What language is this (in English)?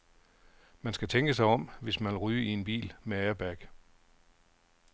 Danish